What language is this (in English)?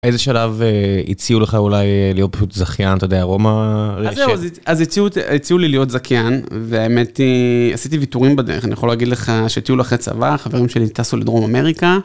Hebrew